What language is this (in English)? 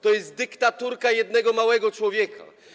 Polish